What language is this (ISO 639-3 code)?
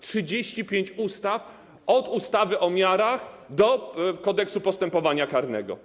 pol